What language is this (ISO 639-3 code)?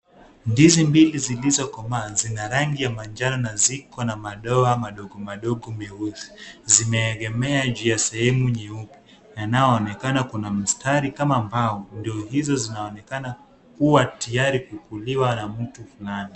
swa